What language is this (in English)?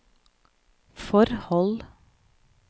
Norwegian